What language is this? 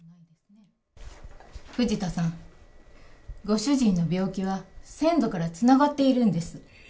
Japanese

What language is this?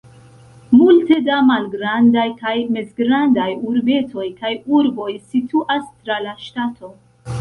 Esperanto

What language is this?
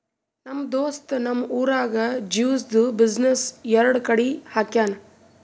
Kannada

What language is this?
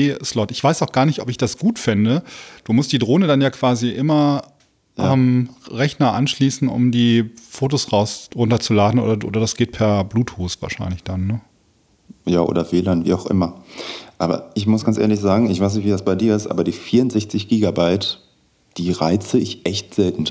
German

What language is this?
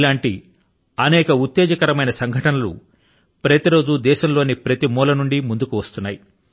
Telugu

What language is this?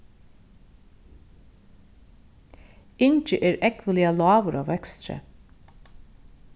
Faroese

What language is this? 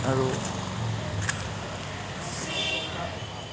Assamese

